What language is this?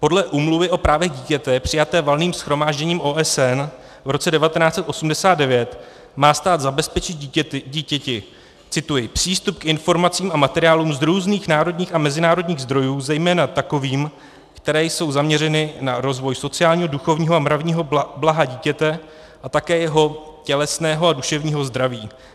Czech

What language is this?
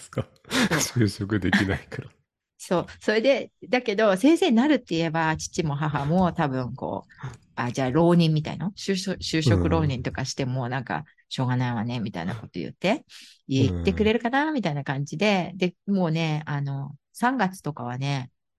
Japanese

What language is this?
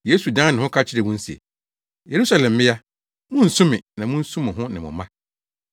Akan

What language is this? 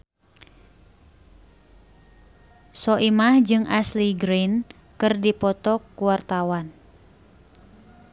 Sundanese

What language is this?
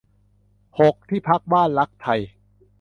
Thai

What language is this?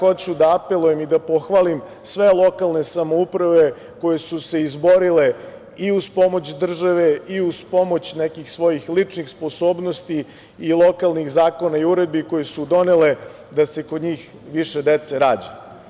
Serbian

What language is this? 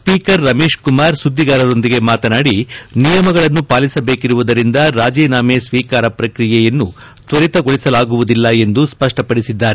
Kannada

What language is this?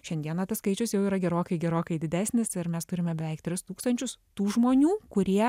Lithuanian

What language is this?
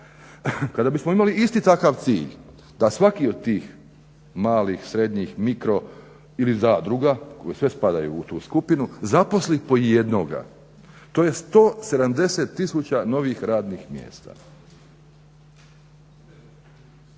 Croatian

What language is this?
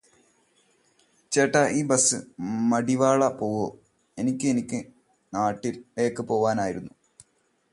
Malayalam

